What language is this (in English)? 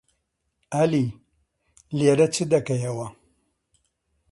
Central Kurdish